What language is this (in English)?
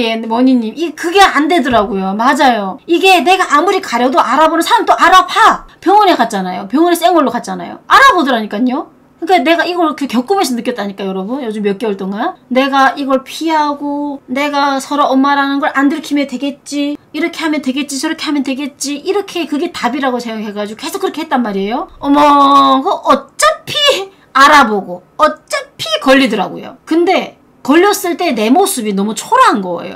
Korean